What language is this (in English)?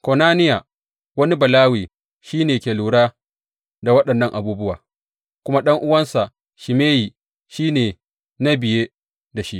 Hausa